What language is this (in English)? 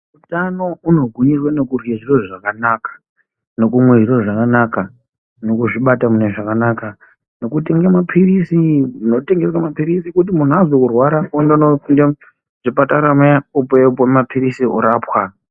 Ndau